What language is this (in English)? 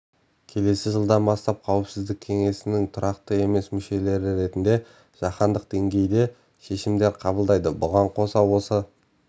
Kazakh